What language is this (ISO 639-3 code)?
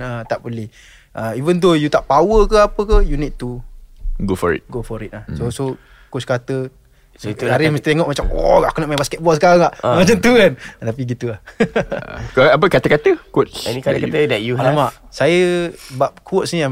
msa